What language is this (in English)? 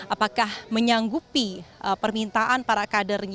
Indonesian